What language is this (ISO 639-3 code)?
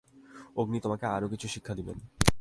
ben